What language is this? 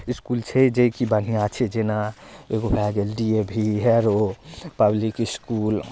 Maithili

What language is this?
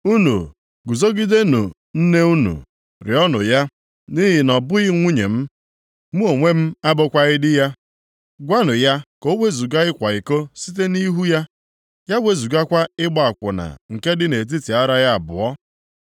Igbo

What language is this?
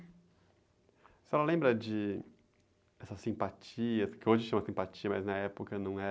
Portuguese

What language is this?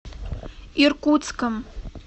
Russian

